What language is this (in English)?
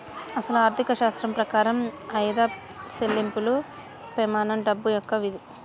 Telugu